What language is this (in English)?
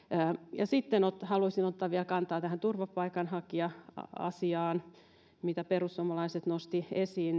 Finnish